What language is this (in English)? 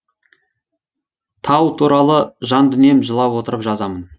Kazakh